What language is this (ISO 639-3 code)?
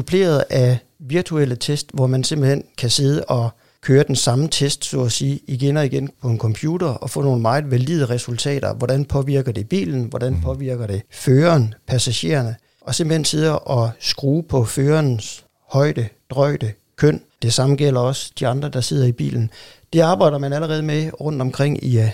dan